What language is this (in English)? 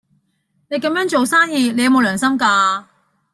Cantonese